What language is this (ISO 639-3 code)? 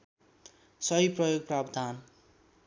nep